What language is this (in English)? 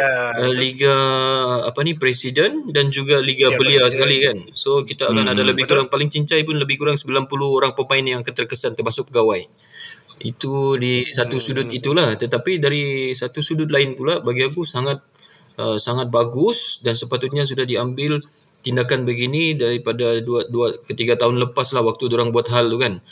Malay